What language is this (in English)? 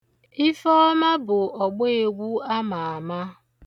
Igbo